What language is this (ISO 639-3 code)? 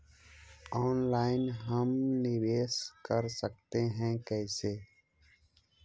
mag